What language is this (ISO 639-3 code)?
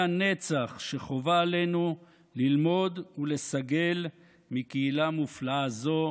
heb